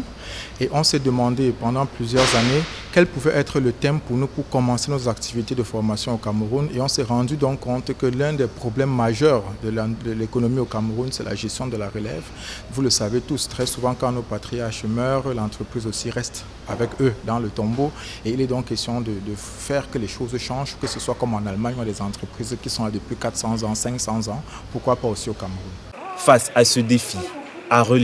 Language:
French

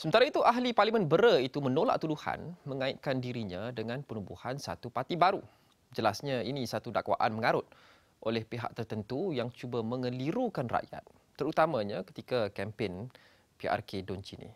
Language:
Malay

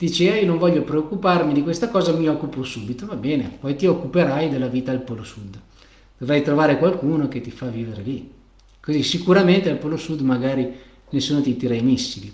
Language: Italian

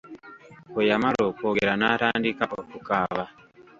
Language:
Ganda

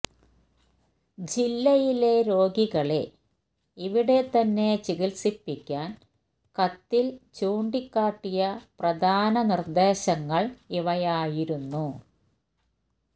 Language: Malayalam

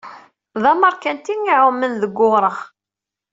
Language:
Kabyle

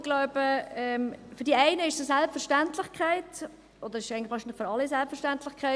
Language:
Swiss German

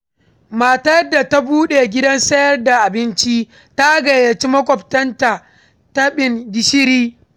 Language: Hausa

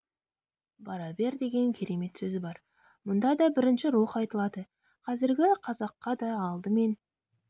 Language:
Kazakh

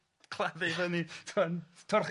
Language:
Welsh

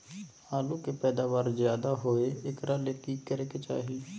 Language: Magahi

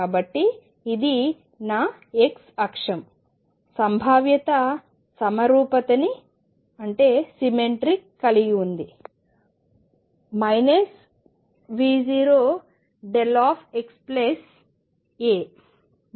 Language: Telugu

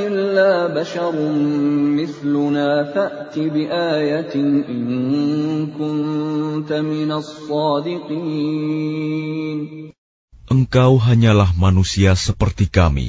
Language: Arabic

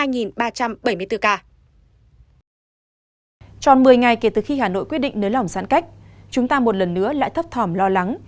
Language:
Vietnamese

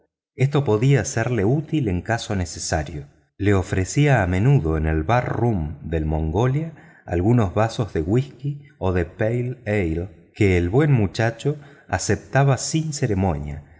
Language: Spanish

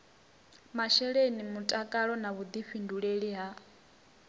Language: Venda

